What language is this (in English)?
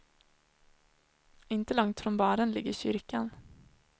Swedish